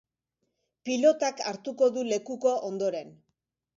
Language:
Basque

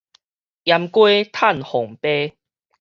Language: Min Nan Chinese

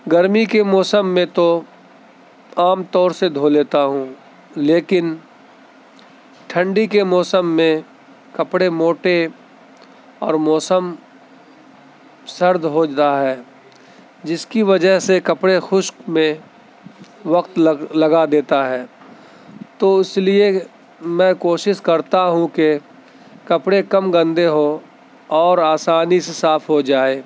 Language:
Urdu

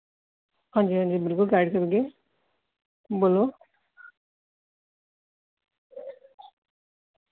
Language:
Dogri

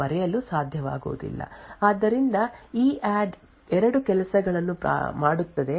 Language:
Kannada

